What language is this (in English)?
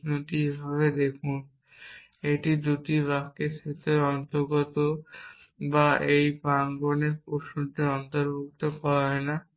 Bangla